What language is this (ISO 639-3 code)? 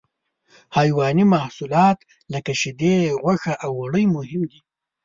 pus